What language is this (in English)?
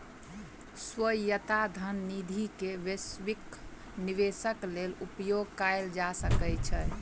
Maithili